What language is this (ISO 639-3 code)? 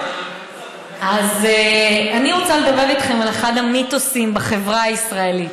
heb